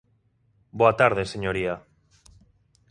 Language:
Galician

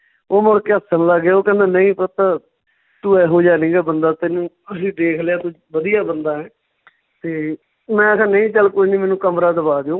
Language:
Punjabi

